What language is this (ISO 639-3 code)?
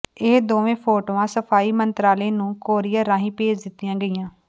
pan